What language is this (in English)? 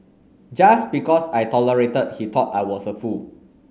English